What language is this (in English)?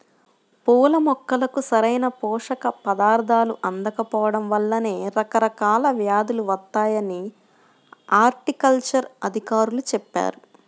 Telugu